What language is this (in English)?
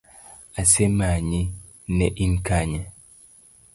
Luo (Kenya and Tanzania)